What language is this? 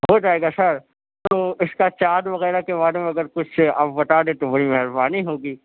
Urdu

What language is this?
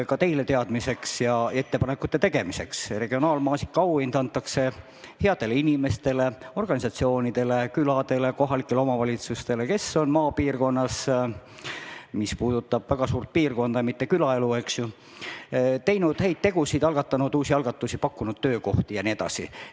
Estonian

